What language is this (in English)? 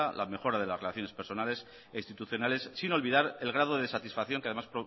Spanish